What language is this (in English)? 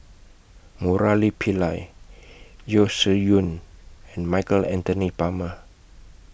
English